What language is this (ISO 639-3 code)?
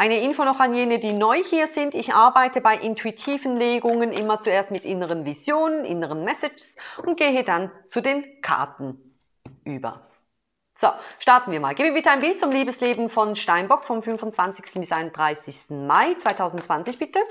deu